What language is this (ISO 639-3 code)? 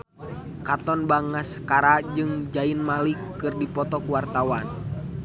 sun